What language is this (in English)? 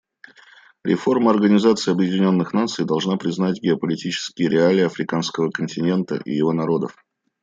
Russian